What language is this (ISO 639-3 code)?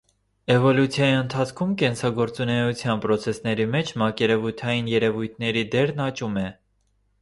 hye